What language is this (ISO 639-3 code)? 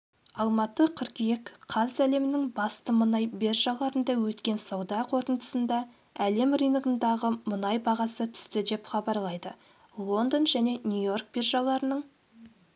kaz